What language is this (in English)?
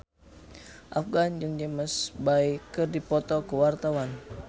Sundanese